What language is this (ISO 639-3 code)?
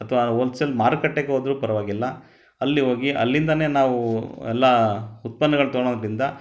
kan